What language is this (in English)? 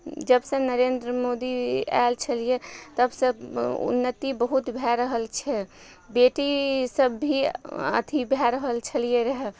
Maithili